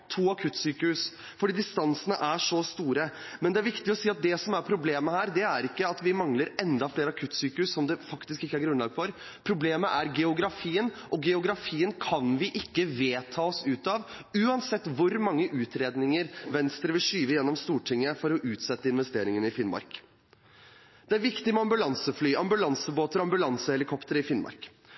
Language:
Norwegian Bokmål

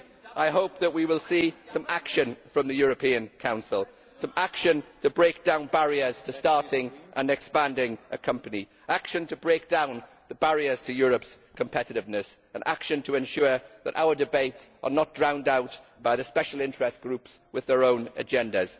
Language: English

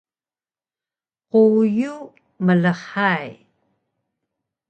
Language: Taroko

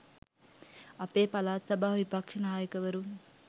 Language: Sinhala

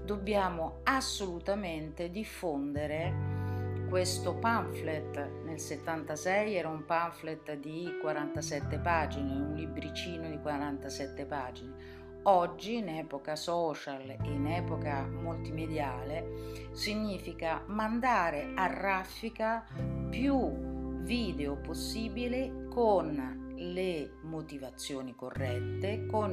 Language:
Italian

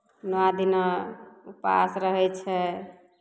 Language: Maithili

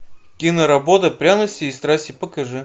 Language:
Russian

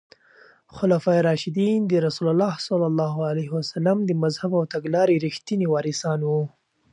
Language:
Pashto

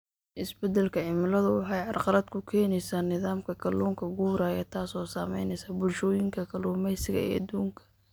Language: Somali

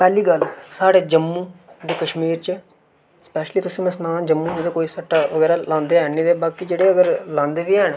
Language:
Dogri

